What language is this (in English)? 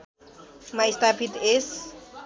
Nepali